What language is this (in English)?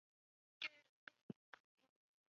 Chinese